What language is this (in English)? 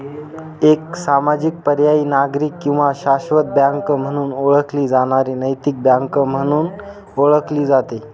Marathi